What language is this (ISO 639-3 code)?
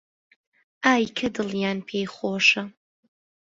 ckb